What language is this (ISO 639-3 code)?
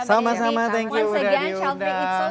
ind